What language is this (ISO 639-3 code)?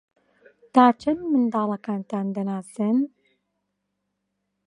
ckb